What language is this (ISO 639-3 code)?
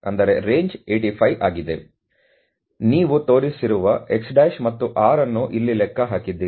kan